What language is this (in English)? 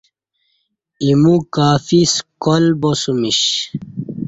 Kati